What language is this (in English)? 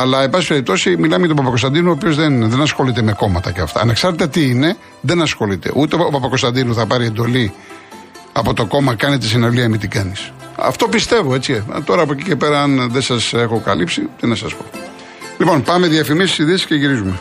Greek